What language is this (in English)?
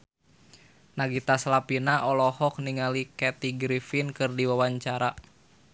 Sundanese